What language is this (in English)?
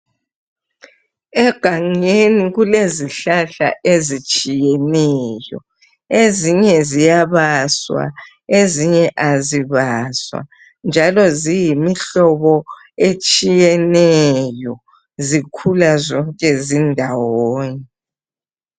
North Ndebele